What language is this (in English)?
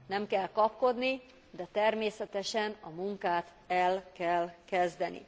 Hungarian